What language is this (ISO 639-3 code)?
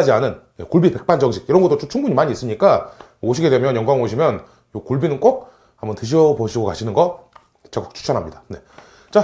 kor